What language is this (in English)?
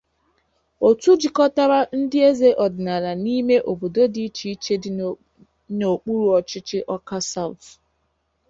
Igbo